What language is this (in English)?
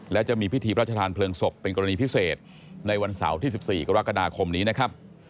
Thai